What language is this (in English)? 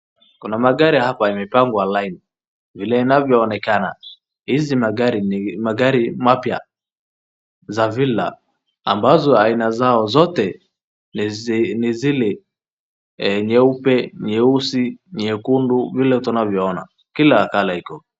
Swahili